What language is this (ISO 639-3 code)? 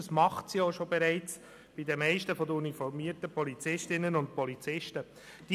gsw